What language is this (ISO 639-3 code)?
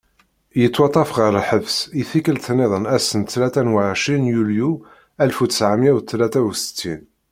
kab